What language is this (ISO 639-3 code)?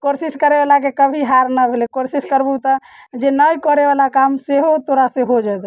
mai